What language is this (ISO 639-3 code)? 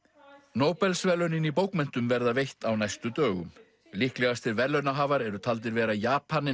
isl